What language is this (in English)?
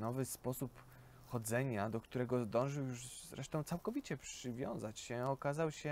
Polish